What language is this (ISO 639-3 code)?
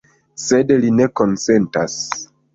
epo